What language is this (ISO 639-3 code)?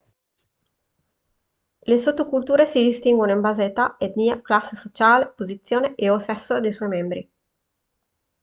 ita